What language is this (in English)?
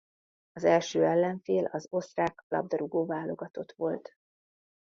Hungarian